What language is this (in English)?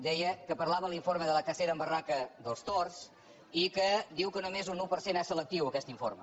Catalan